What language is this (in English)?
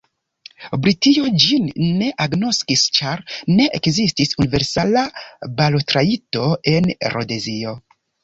Esperanto